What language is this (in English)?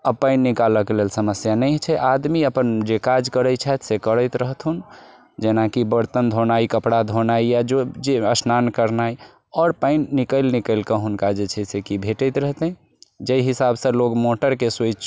Maithili